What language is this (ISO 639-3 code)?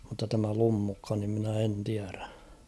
fin